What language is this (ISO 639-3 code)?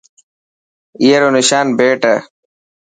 mki